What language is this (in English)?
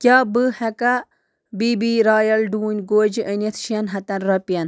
Kashmiri